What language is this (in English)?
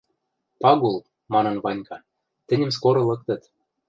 Western Mari